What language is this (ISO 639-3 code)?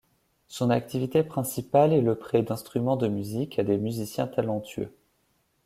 fra